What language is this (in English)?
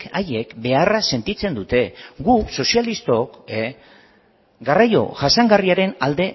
Basque